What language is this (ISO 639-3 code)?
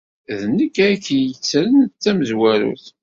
kab